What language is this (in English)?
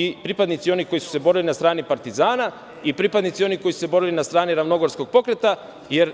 Serbian